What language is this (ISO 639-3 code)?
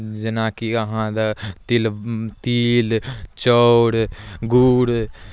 mai